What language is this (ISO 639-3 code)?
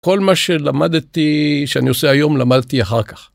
heb